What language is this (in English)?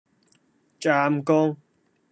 Cantonese